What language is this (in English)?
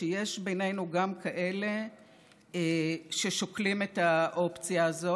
Hebrew